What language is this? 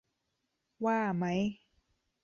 Thai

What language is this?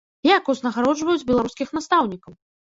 Belarusian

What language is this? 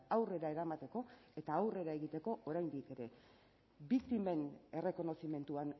Basque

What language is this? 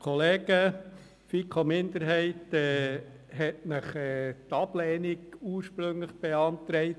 Swiss German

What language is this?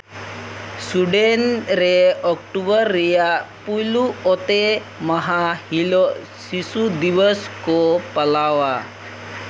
Santali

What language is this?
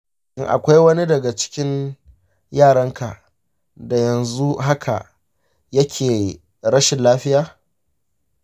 Hausa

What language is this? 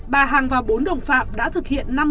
Vietnamese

